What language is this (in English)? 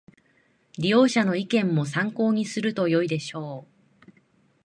Japanese